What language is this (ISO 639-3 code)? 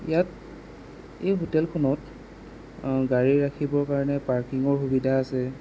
asm